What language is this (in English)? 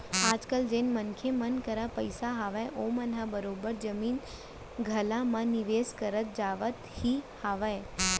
Chhattisgarhi